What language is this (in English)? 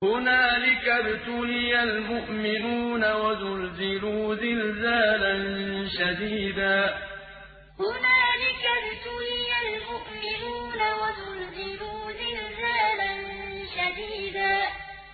Arabic